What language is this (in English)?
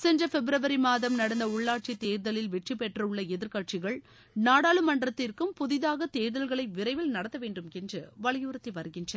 Tamil